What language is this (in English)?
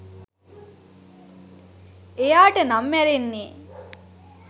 Sinhala